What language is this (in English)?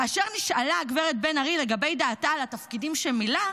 Hebrew